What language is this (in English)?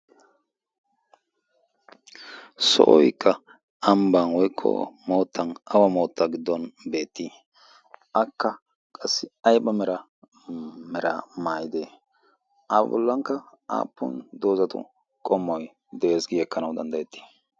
Wolaytta